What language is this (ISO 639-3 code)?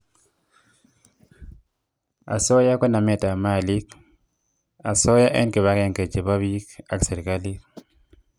kln